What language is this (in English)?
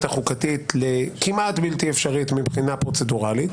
Hebrew